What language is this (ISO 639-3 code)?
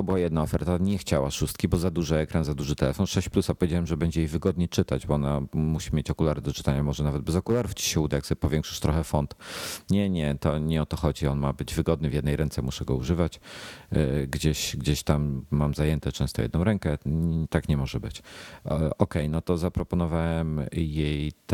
pol